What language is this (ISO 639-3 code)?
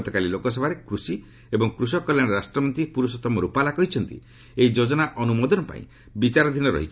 ori